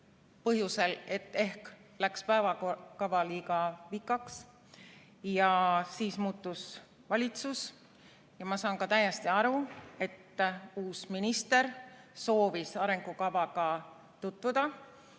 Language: Estonian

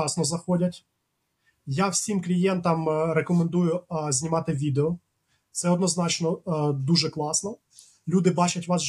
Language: Ukrainian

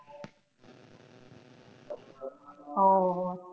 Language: Bangla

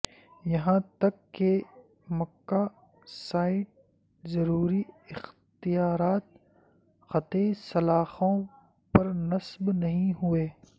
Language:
Urdu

